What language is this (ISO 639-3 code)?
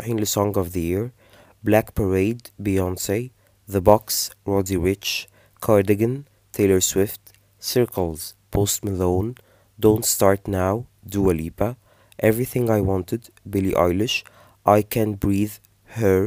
ara